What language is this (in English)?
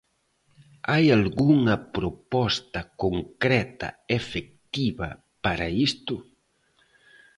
Galician